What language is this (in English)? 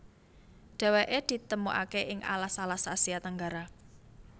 Javanese